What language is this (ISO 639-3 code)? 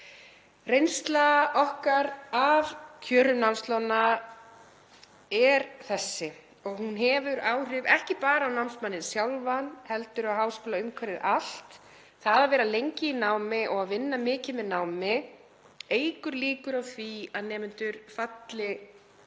isl